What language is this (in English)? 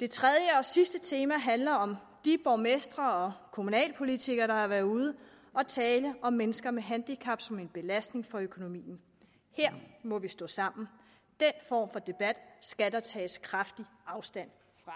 Danish